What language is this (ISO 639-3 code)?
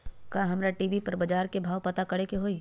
mag